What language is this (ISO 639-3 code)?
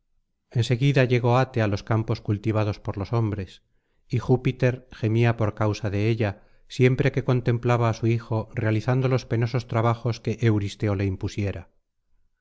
spa